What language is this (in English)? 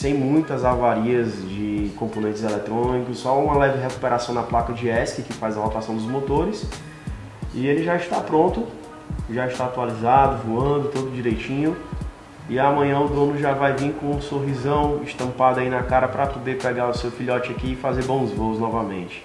Portuguese